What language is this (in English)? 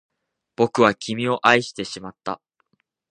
Japanese